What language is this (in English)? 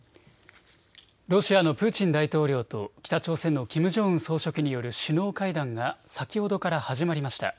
Japanese